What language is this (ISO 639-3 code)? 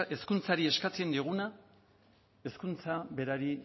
eus